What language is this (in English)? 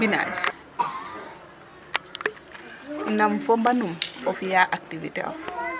Serer